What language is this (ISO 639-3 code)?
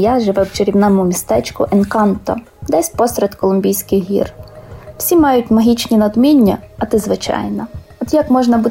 ukr